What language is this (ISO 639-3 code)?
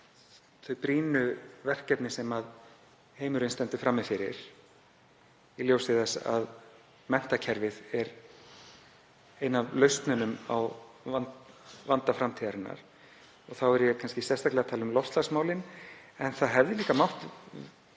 isl